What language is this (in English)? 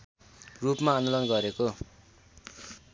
Nepali